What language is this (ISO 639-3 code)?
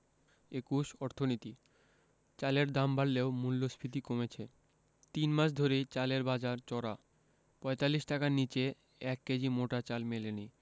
ben